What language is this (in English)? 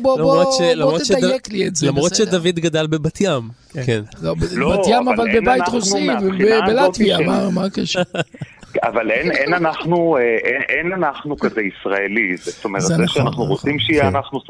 Hebrew